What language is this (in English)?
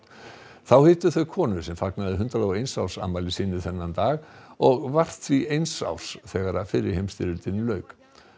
Icelandic